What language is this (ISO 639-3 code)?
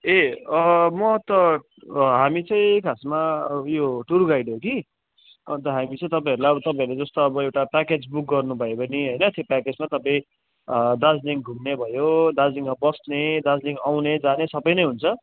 nep